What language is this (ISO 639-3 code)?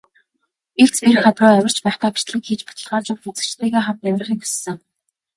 mon